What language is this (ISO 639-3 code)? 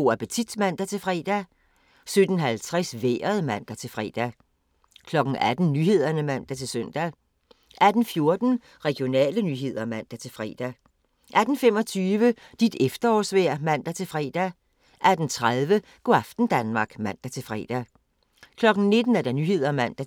dan